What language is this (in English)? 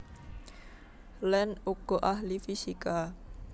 Javanese